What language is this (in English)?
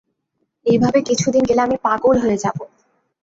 Bangla